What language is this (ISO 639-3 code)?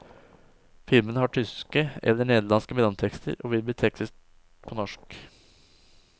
nor